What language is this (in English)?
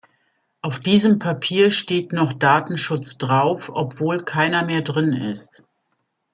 German